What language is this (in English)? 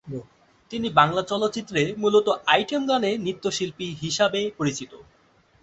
Bangla